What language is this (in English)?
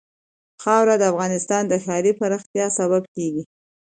Pashto